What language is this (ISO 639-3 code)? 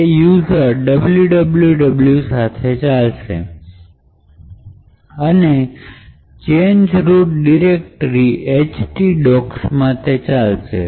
guj